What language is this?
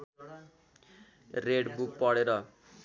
Nepali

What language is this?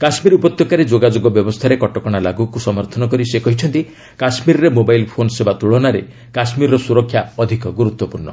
Odia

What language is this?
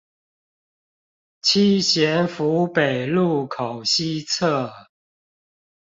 Chinese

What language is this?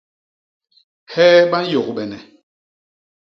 Basaa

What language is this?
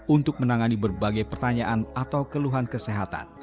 Indonesian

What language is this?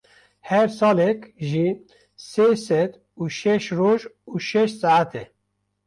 Kurdish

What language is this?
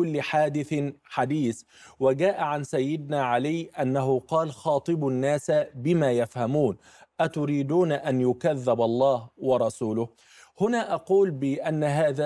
Arabic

